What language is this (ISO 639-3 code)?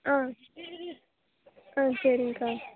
tam